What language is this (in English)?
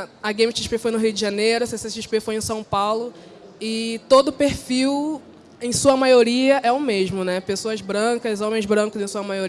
Portuguese